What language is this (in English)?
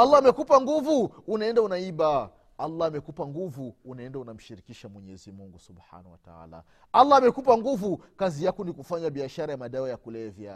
Swahili